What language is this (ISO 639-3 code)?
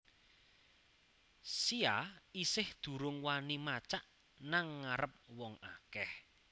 jav